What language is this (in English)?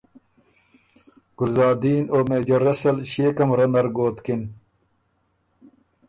Ormuri